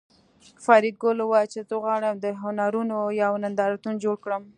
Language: Pashto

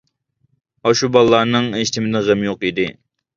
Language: Uyghur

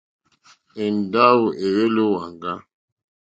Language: Mokpwe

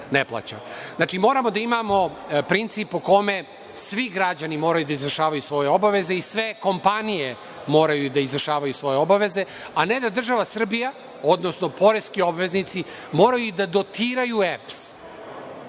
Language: Serbian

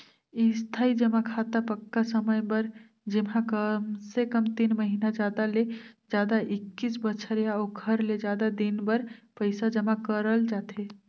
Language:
Chhattisgarhi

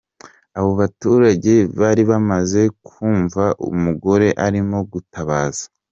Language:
Kinyarwanda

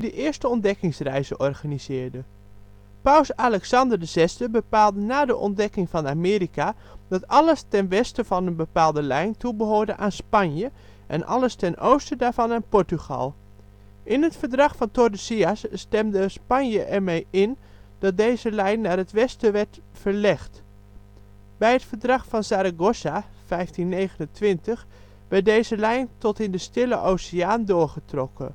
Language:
Dutch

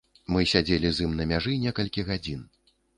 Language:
Belarusian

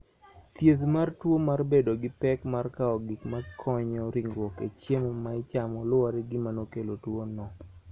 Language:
Luo (Kenya and Tanzania)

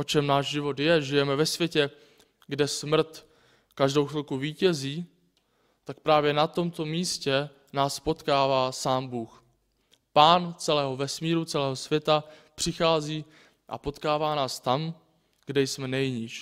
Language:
Czech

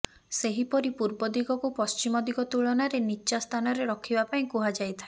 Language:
Odia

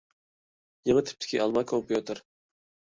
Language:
Uyghur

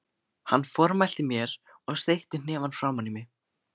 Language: Icelandic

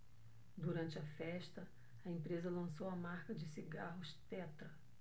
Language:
Portuguese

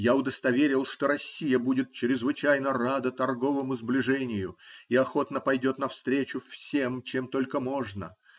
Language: Russian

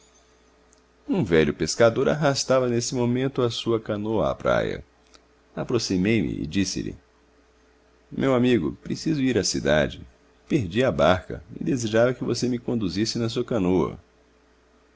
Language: Portuguese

